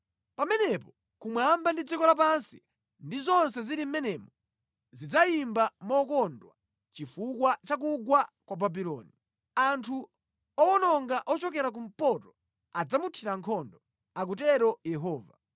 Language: Nyanja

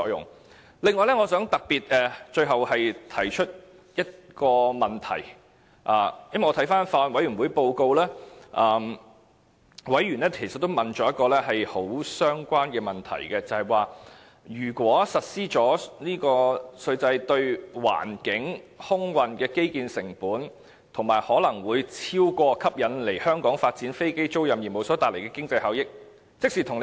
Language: Cantonese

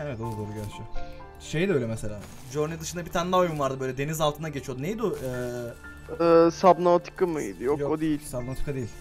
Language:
Turkish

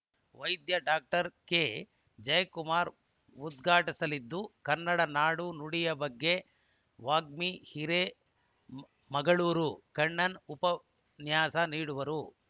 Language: Kannada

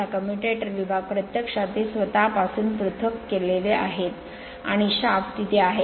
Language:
Marathi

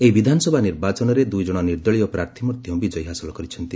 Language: Odia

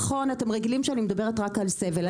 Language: Hebrew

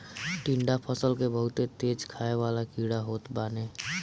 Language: Bhojpuri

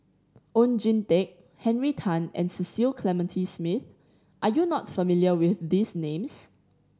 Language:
English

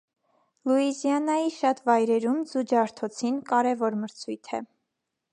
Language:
Armenian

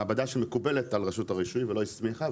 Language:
Hebrew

